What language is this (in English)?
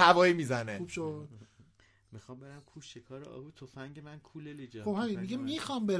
Persian